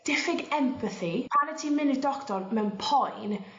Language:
Welsh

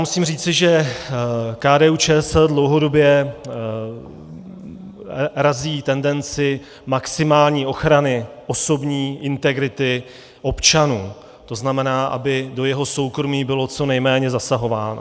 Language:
Czech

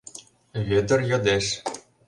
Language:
Mari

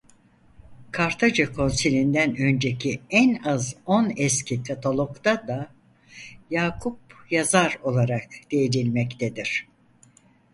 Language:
Turkish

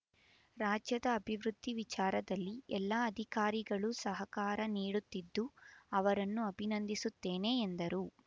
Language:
Kannada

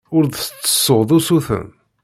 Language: Kabyle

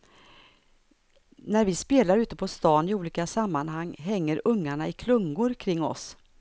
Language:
Swedish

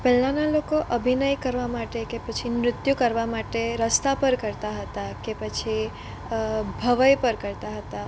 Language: Gujarati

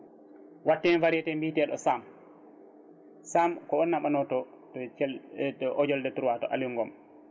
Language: Fula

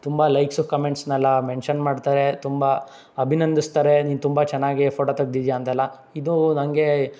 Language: Kannada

